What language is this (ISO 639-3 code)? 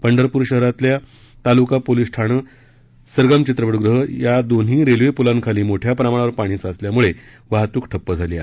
mar